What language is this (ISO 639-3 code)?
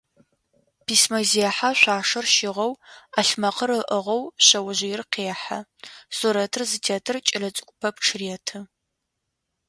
ady